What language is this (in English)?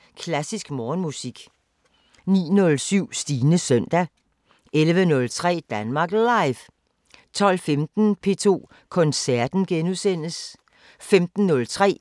Danish